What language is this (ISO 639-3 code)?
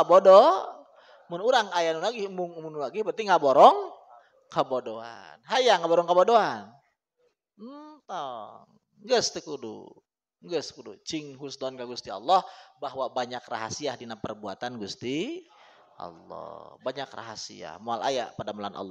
ind